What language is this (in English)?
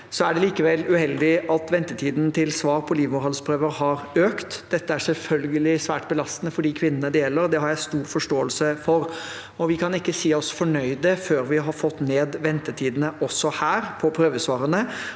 Norwegian